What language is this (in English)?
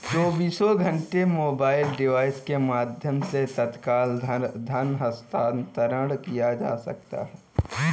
Hindi